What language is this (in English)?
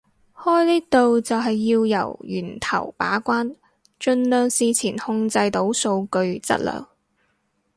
Cantonese